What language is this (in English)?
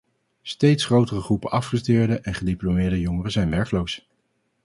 Dutch